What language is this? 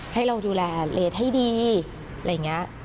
Thai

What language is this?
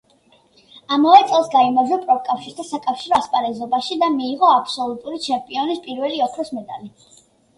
Georgian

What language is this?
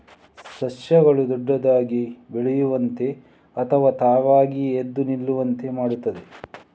Kannada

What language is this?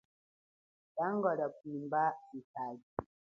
Chokwe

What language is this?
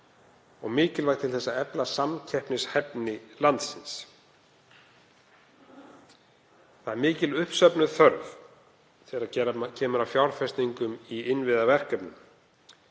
Icelandic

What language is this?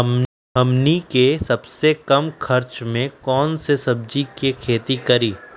Magahi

